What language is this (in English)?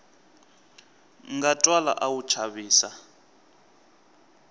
Tsonga